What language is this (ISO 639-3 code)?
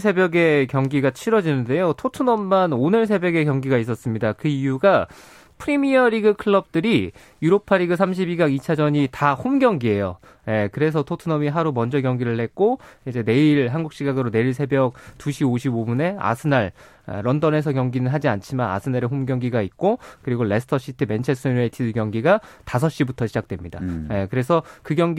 kor